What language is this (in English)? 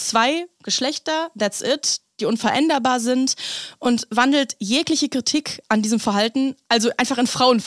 German